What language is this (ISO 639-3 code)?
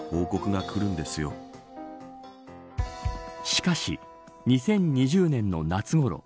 jpn